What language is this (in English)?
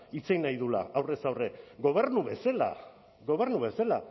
Basque